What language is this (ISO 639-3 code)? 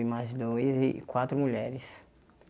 por